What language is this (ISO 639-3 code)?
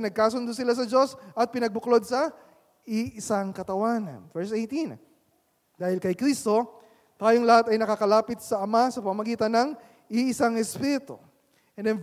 fil